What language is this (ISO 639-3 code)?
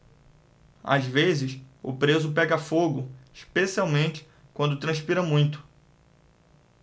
por